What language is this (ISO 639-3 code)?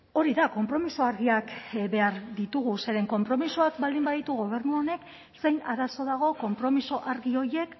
eus